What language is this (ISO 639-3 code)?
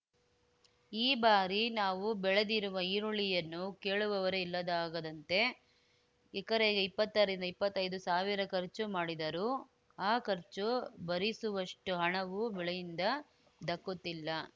kan